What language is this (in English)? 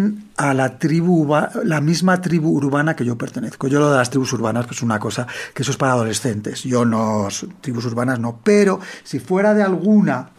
Spanish